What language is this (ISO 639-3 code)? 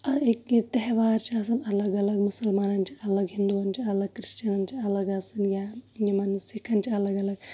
kas